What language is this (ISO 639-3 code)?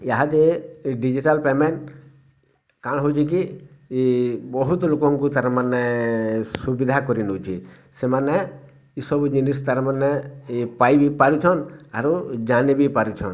ori